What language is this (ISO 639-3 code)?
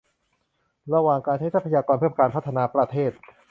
tha